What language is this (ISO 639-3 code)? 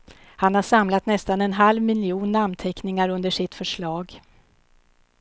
swe